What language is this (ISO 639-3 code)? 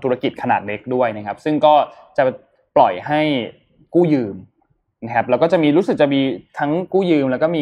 tha